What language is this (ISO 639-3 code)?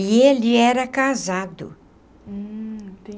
por